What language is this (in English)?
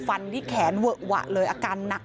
Thai